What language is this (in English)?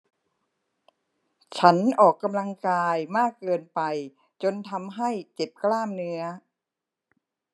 Thai